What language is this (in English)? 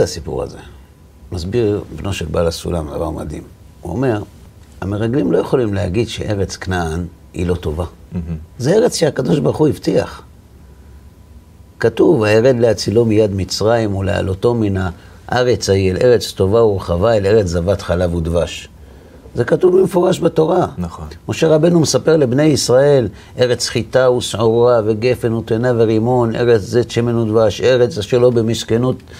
Hebrew